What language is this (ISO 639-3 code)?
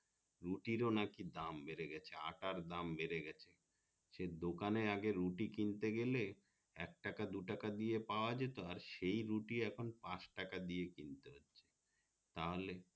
ben